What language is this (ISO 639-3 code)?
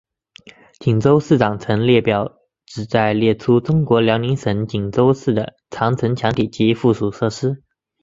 zho